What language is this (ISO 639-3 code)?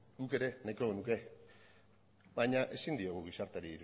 eus